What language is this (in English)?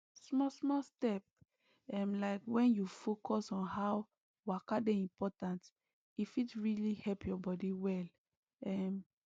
Nigerian Pidgin